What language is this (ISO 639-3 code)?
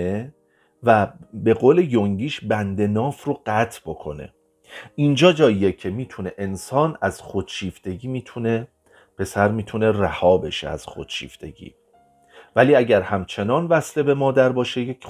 fas